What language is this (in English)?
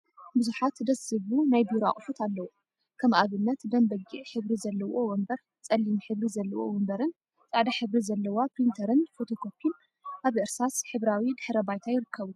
Tigrinya